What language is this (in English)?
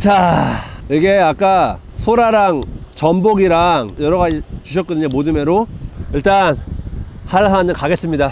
Korean